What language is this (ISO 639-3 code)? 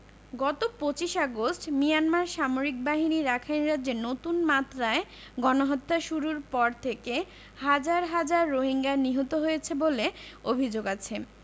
ben